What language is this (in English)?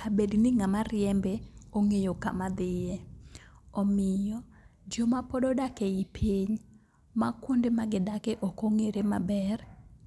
Luo (Kenya and Tanzania)